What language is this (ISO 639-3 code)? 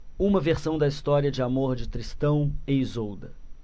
por